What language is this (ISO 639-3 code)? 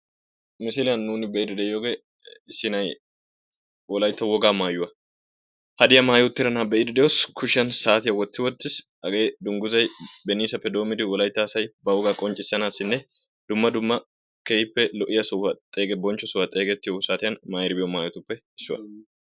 wal